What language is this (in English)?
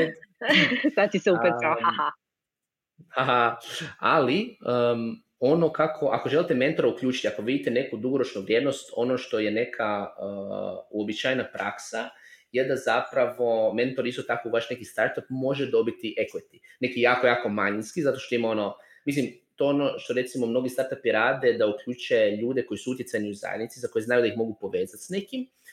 Croatian